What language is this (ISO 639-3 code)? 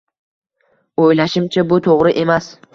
uzb